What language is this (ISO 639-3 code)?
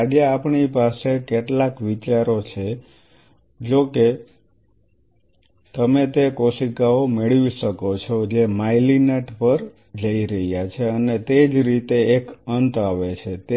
guj